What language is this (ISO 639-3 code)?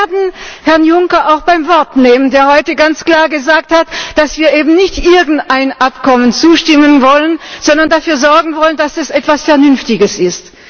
deu